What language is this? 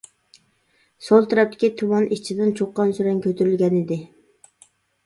Uyghur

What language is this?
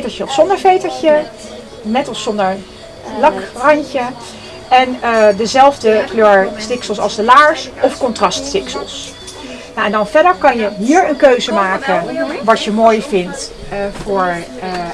Dutch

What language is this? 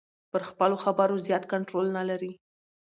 Pashto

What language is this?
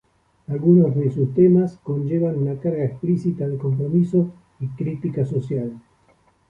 Spanish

